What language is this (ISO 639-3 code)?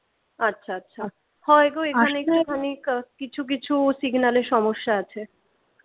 ben